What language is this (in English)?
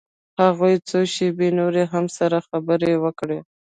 Pashto